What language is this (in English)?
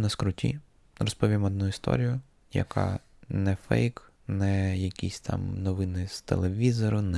Ukrainian